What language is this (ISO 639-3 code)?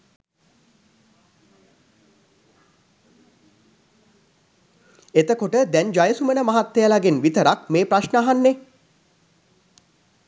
sin